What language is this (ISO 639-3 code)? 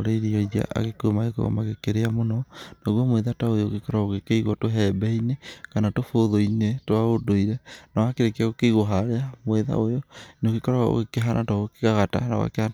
kik